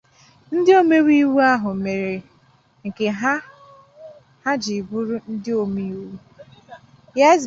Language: Igbo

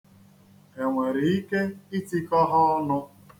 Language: Igbo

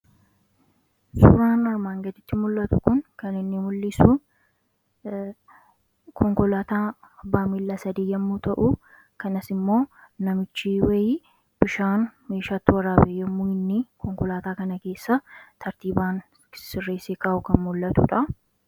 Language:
Oromo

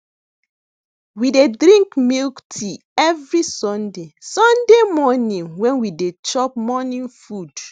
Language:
Nigerian Pidgin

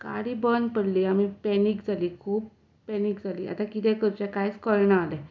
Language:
Konkani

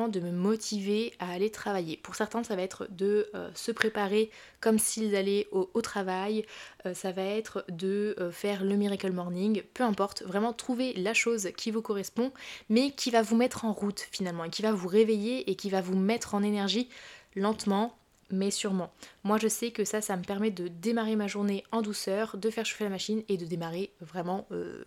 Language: French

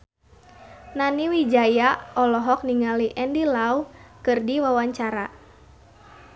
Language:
Sundanese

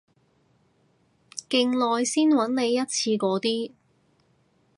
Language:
Cantonese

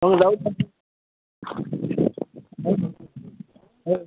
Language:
Marathi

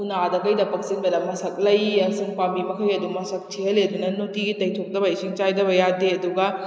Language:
Manipuri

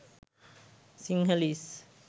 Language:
Sinhala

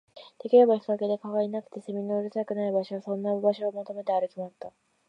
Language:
Japanese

